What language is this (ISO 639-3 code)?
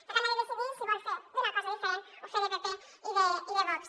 cat